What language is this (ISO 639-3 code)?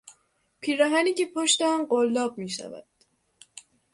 fas